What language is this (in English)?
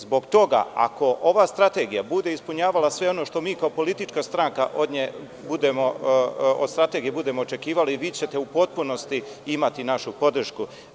Serbian